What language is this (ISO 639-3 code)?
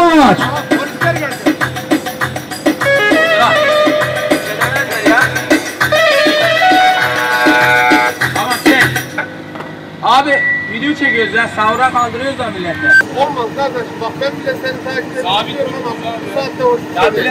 tur